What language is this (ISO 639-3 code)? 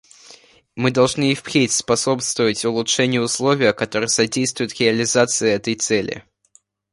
rus